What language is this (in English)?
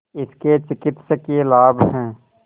Hindi